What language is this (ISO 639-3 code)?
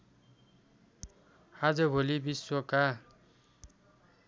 nep